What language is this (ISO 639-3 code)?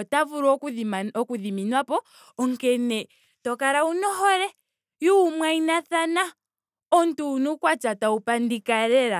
ndo